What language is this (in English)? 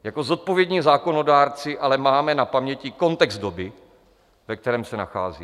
Czech